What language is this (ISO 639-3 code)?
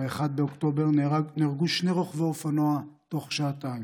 heb